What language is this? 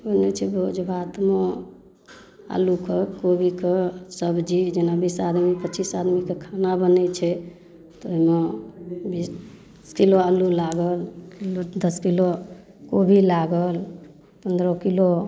Maithili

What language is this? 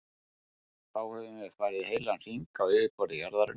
Icelandic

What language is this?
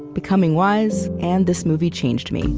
English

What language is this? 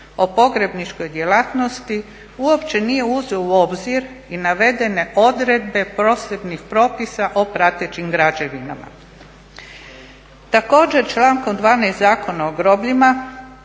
Croatian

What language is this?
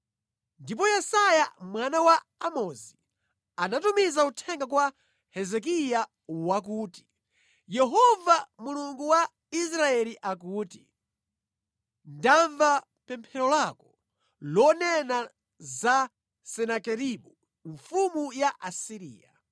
Nyanja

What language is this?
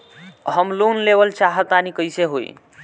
Bhojpuri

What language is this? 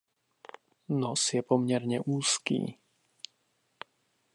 Czech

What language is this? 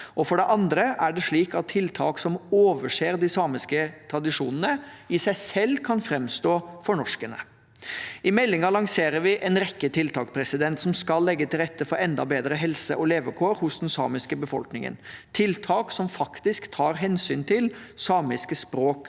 Norwegian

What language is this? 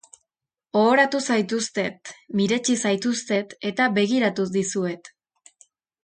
Basque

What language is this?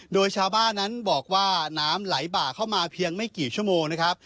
Thai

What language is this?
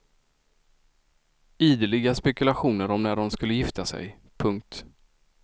Swedish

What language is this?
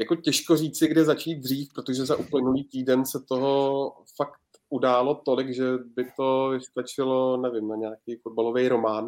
Czech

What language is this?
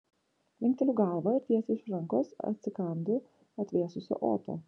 Lithuanian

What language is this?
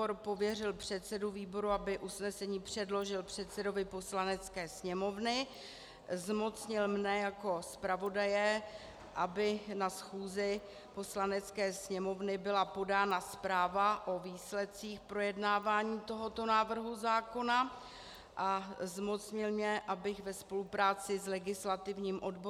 Czech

